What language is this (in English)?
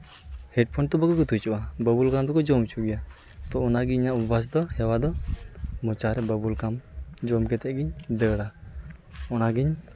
Santali